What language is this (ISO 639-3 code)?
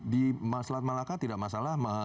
ind